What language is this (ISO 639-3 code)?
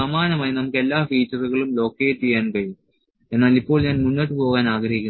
mal